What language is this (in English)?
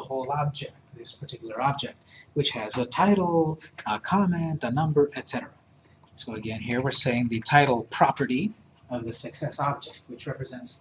English